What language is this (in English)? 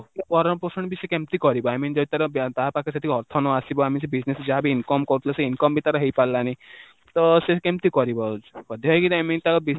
Odia